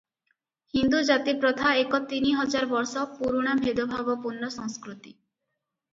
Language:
Odia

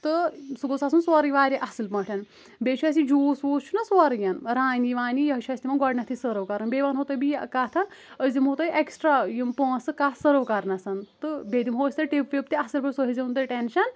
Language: Kashmiri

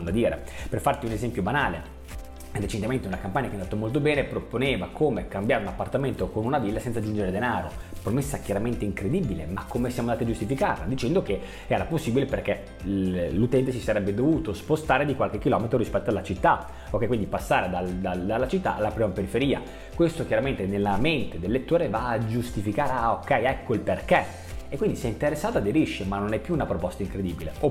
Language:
Italian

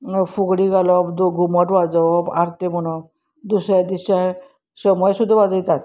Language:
Konkani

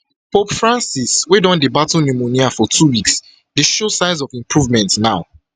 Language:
Nigerian Pidgin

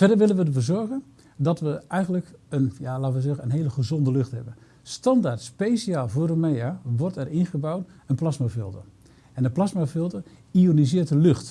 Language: Dutch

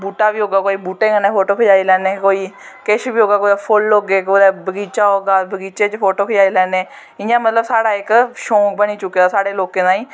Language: Dogri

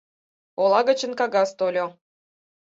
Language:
Mari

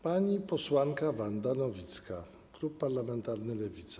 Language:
Polish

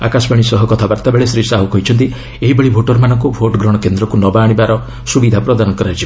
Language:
Odia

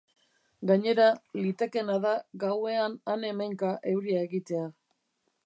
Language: Basque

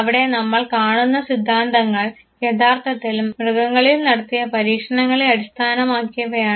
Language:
Malayalam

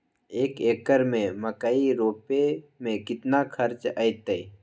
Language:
Magahi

